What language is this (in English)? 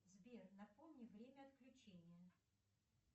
Russian